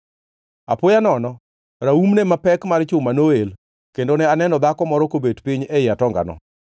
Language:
Luo (Kenya and Tanzania)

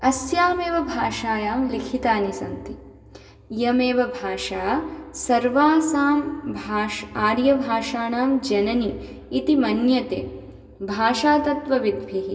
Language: Sanskrit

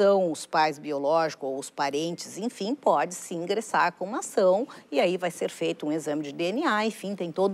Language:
Portuguese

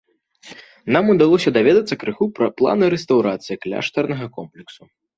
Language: Belarusian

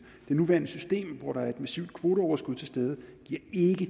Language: Danish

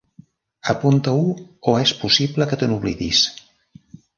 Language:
Catalan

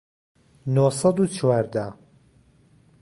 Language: Central Kurdish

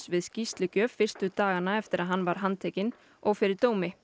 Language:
Icelandic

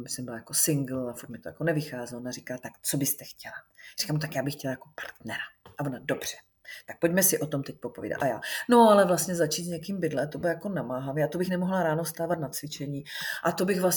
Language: Czech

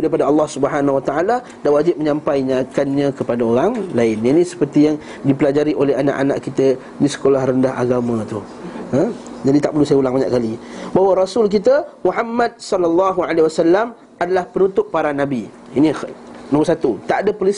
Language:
Malay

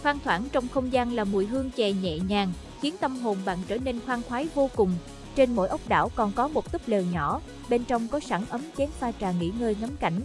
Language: Vietnamese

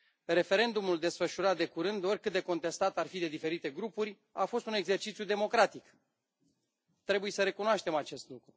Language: Romanian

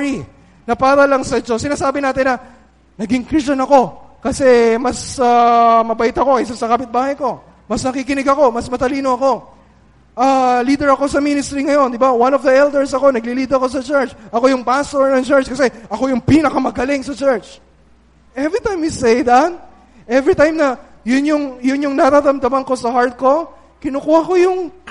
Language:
Filipino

